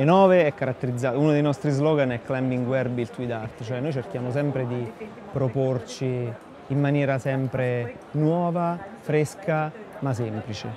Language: Italian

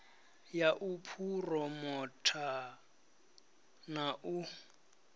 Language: Venda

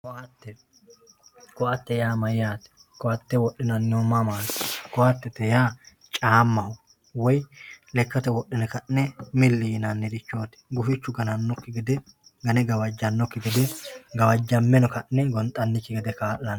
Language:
Sidamo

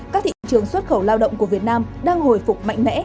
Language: Vietnamese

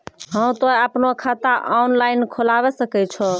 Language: Maithili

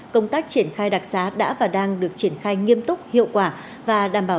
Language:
Vietnamese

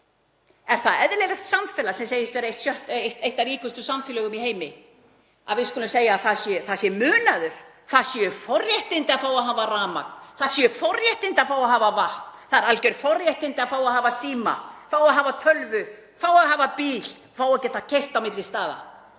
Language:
Icelandic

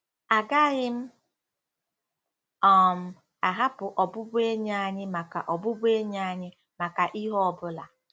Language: Igbo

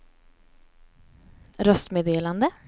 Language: Swedish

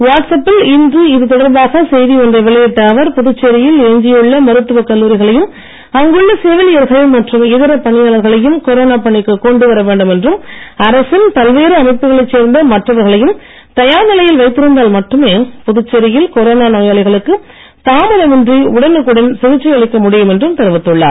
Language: Tamil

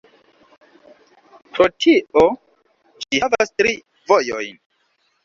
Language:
Esperanto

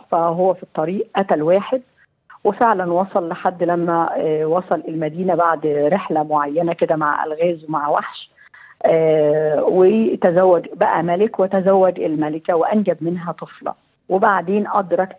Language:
Arabic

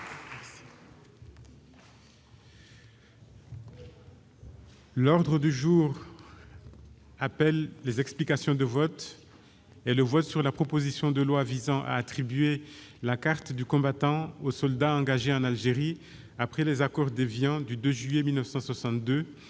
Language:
French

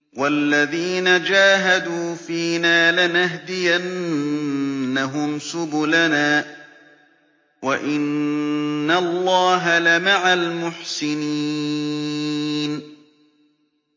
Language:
Arabic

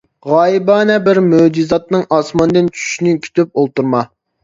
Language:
Uyghur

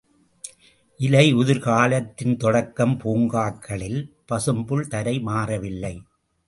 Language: Tamil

